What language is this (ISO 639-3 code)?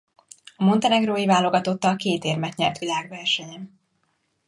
hun